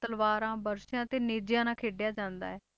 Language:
Punjabi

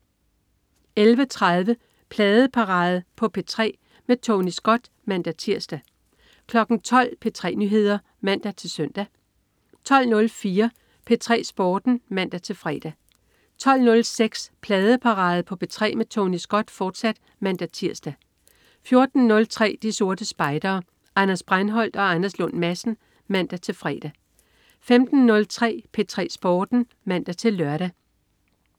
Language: Danish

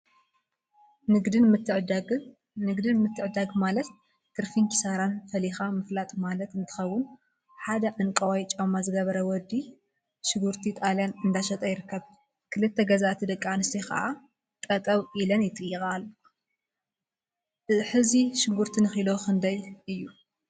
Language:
Tigrinya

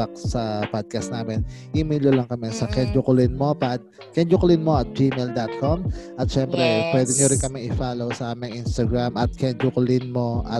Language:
Filipino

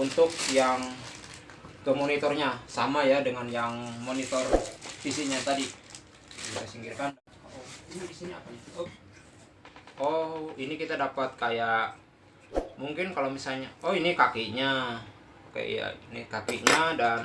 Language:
Indonesian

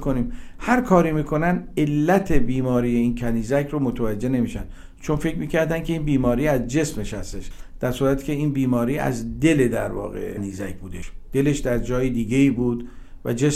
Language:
Persian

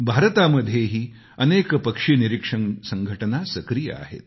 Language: Marathi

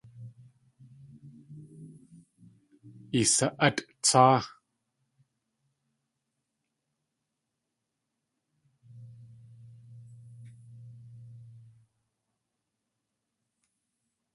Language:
Tlingit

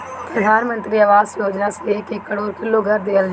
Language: Bhojpuri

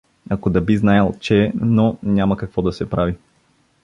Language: Bulgarian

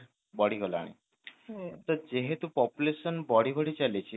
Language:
Odia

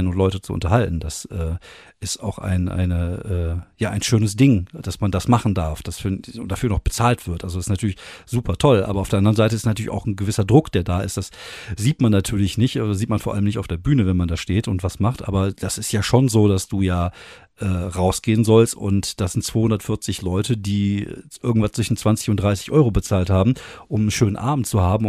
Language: German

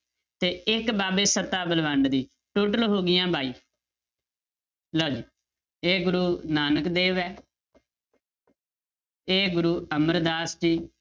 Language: Punjabi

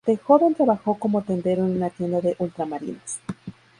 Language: Spanish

